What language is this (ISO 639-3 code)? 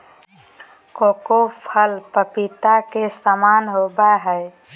mag